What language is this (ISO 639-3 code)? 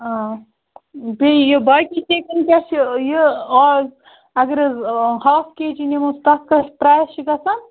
kas